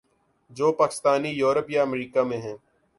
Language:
Urdu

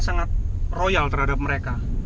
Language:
Indonesian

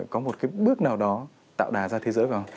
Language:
Vietnamese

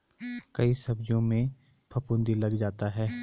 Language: Hindi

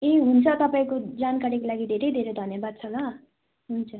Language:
Nepali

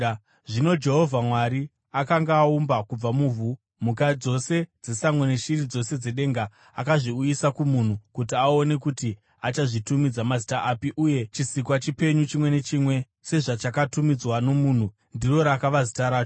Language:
Shona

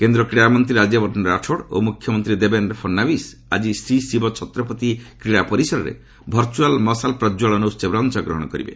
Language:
Odia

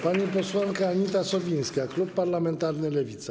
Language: Polish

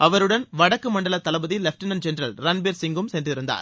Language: Tamil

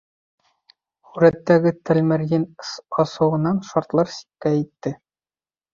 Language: Bashkir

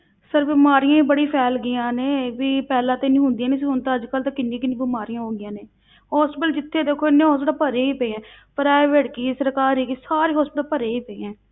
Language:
Punjabi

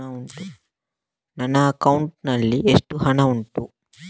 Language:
Kannada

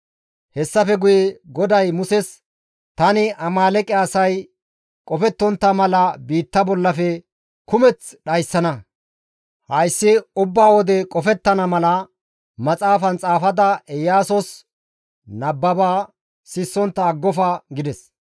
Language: Gamo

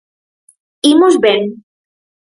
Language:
Galician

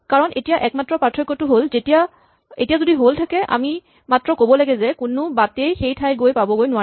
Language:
Assamese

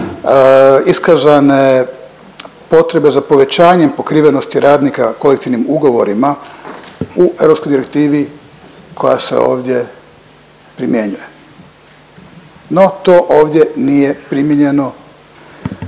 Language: Croatian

